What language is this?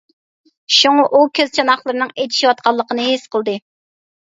Uyghur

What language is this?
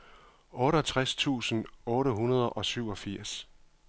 Danish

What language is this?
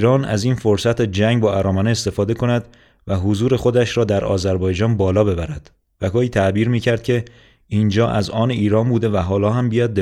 Persian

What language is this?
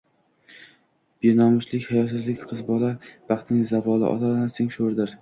Uzbek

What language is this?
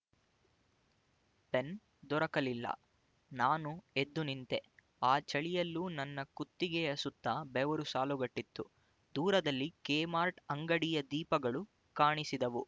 Kannada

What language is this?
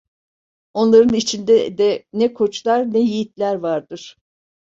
Turkish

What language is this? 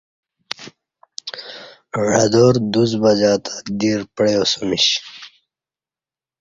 Kati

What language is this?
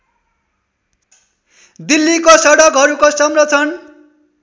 Nepali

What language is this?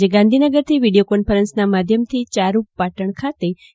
Gujarati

